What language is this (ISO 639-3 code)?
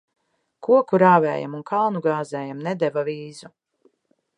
lav